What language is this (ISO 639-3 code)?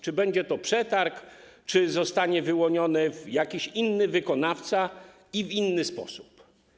pol